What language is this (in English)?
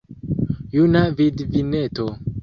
Esperanto